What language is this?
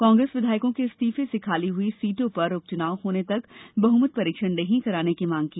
Hindi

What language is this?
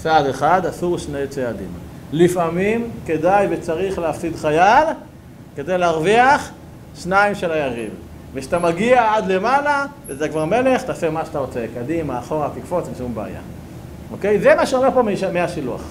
Hebrew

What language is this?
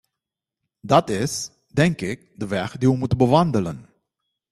Dutch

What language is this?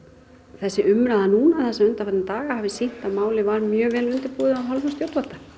Icelandic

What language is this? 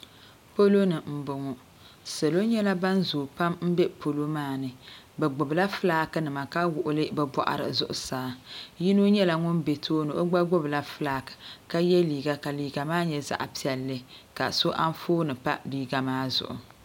Dagbani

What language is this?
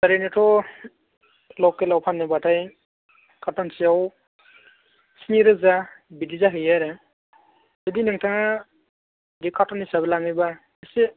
Bodo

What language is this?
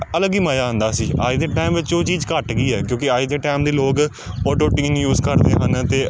Punjabi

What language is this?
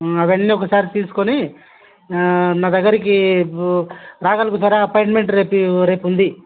Telugu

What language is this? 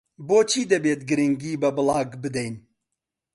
Central Kurdish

